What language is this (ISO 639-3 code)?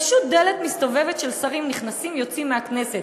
heb